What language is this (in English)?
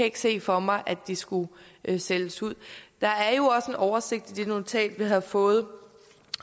Danish